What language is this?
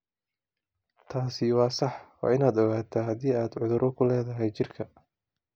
Somali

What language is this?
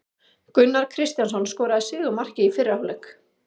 Icelandic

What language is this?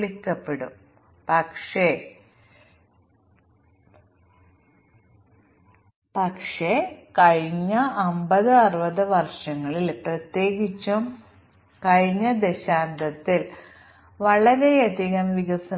Malayalam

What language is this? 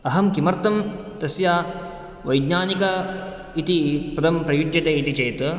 Sanskrit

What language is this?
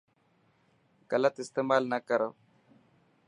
Dhatki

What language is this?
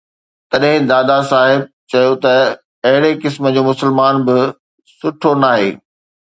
Sindhi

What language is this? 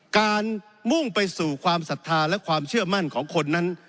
Thai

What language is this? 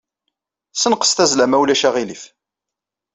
Kabyle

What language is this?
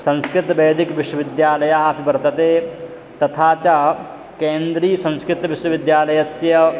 Sanskrit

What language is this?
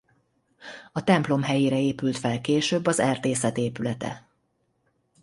Hungarian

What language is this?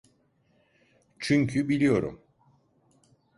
Turkish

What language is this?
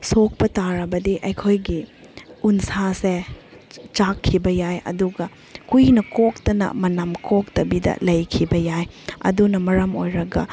Manipuri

